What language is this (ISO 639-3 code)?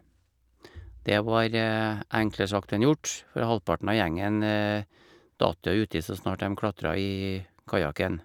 nor